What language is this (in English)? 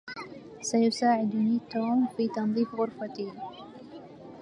Arabic